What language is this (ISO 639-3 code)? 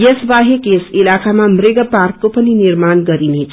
nep